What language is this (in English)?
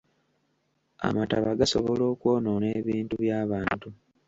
Ganda